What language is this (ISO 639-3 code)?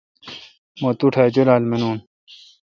xka